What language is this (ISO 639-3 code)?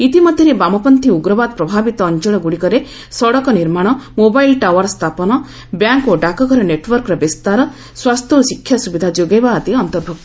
ori